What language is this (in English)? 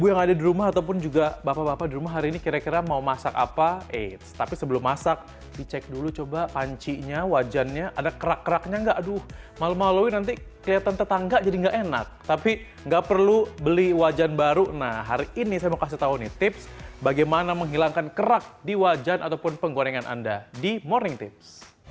Indonesian